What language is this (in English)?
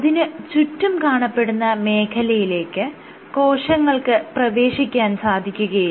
Malayalam